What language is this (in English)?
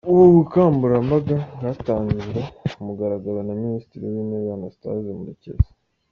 Kinyarwanda